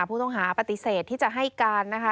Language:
Thai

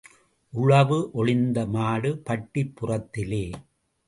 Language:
Tamil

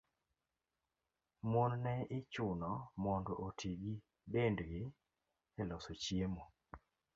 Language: Luo (Kenya and Tanzania)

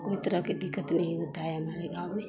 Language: Hindi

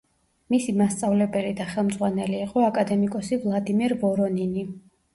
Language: Georgian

